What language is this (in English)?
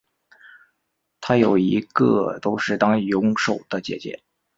Chinese